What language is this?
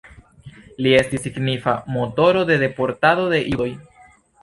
Esperanto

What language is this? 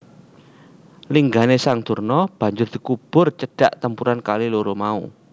Javanese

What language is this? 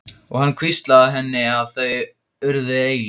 Icelandic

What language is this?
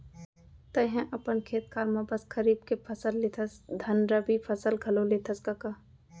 Chhattisgarhi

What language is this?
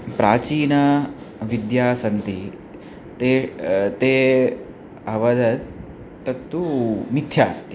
Sanskrit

